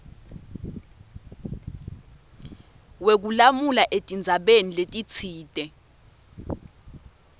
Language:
Swati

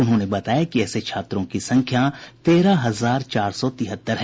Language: Hindi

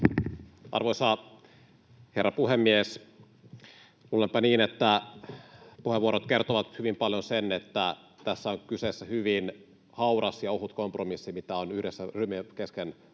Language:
Finnish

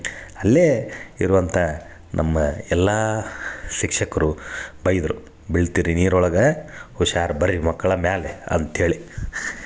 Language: Kannada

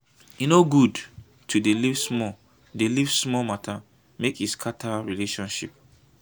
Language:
Nigerian Pidgin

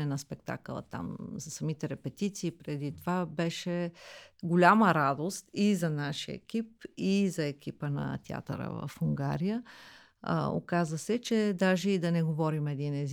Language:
Bulgarian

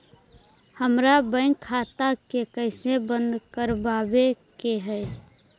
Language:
Magahi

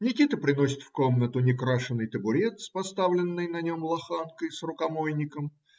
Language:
Russian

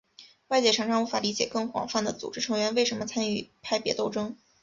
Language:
Chinese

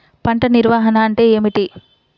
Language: Telugu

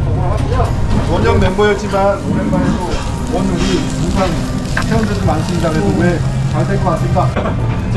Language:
Korean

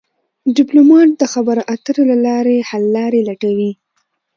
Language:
Pashto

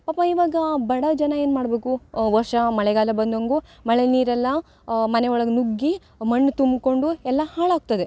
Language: Kannada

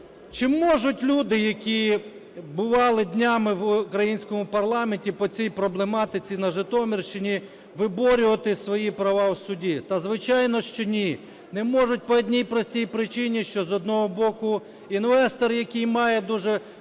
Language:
Ukrainian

